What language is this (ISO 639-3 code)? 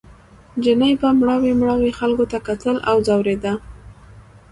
pus